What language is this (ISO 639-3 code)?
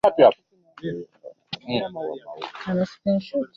swa